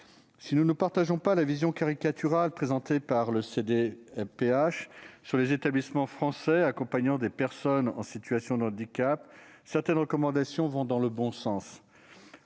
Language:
French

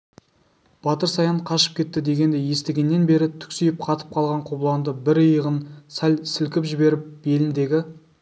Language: Kazakh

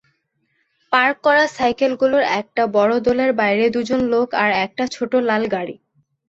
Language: Bangla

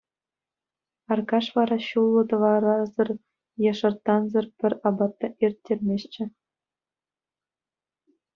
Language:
Chuvash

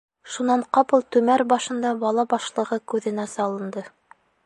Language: Bashkir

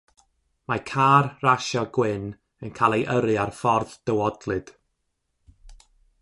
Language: Welsh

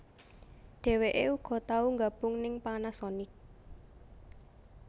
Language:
Javanese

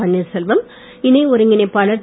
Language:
Tamil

